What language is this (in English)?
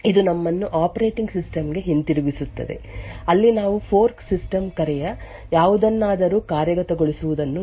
Kannada